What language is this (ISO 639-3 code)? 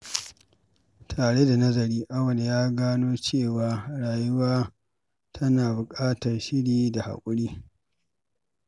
hau